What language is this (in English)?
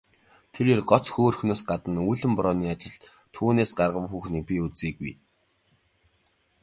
Mongolian